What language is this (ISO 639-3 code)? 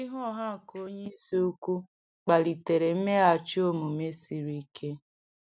ibo